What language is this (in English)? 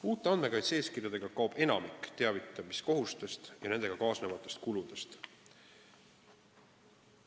Estonian